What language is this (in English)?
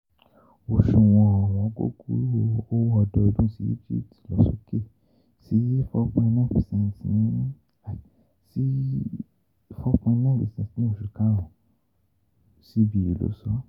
Yoruba